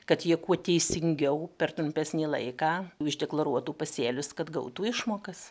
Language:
Lithuanian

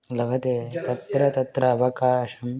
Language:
Sanskrit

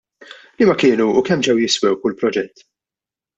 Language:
Maltese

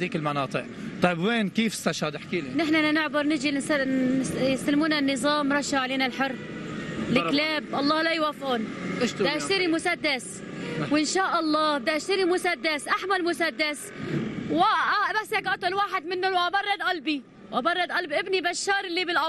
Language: Arabic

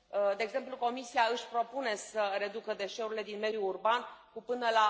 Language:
Romanian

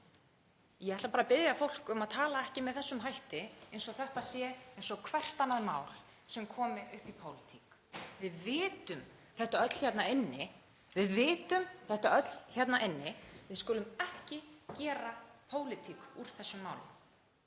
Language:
Icelandic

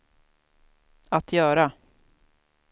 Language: Swedish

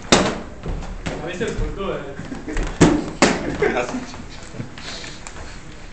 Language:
Czech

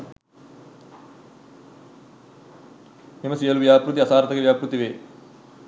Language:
Sinhala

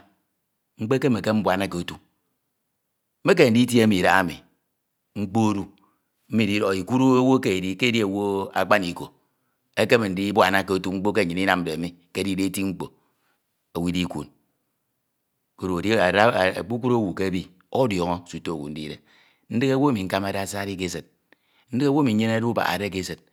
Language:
Ito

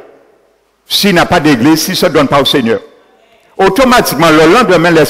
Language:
French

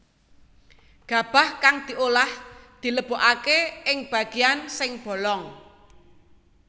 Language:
Javanese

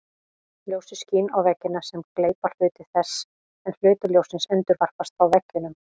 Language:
Icelandic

